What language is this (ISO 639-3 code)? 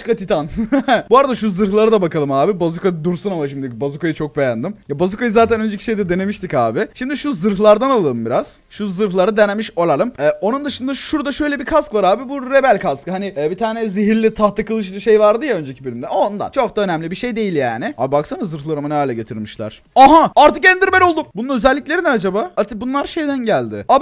tur